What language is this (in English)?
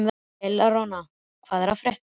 Icelandic